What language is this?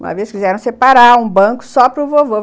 Portuguese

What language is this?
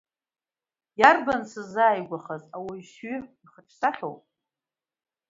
Abkhazian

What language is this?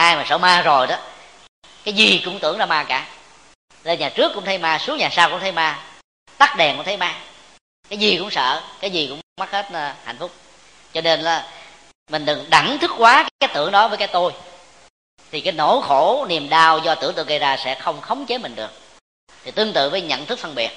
Vietnamese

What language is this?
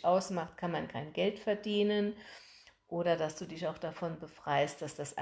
German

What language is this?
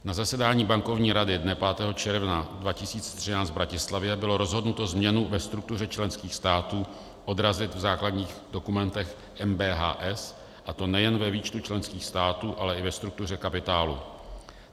Czech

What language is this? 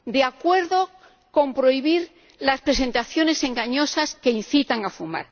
Spanish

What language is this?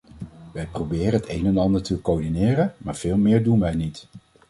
Dutch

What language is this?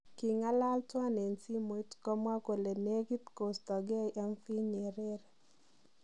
Kalenjin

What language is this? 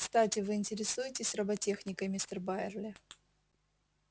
Russian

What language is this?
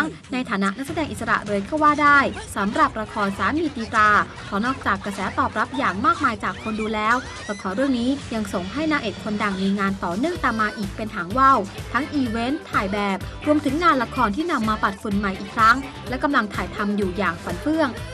Thai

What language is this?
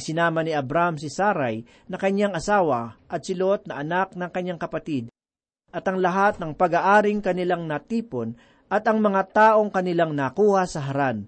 Filipino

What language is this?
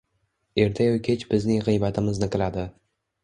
Uzbek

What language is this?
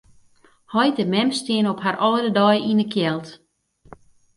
Western Frisian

